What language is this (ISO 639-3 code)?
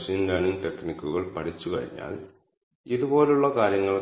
mal